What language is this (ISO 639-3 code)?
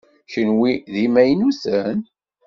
kab